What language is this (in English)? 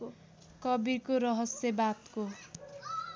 Nepali